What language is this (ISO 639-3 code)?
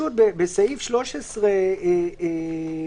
heb